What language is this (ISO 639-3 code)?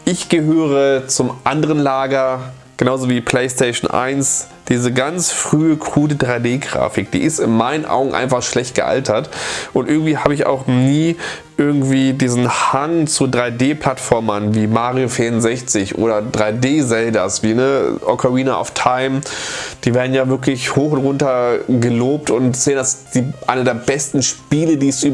deu